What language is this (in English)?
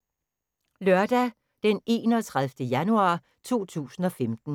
Danish